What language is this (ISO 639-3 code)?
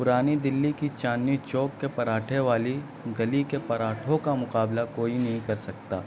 urd